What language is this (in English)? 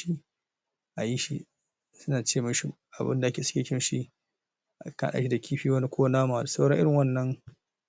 Hausa